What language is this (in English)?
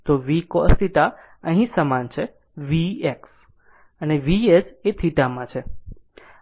Gujarati